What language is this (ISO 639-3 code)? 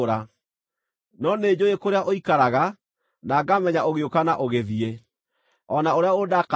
kik